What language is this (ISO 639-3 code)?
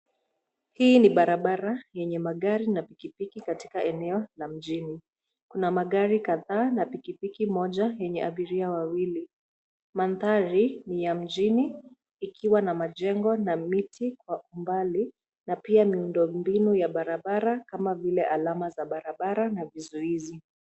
swa